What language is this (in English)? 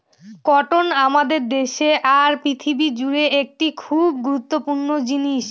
Bangla